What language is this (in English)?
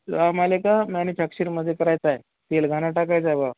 Marathi